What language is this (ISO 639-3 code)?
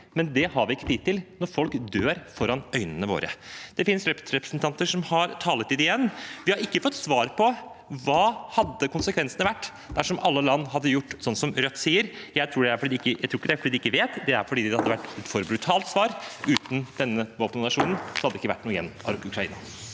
nor